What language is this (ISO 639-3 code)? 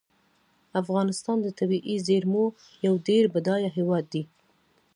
pus